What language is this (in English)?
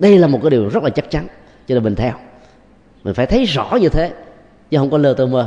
Vietnamese